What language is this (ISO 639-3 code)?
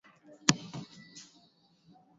swa